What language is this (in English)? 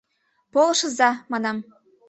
Mari